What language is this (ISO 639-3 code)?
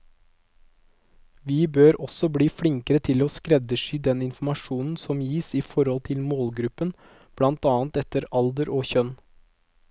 nor